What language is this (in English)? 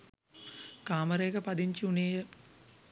Sinhala